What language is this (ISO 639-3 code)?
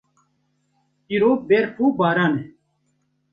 kur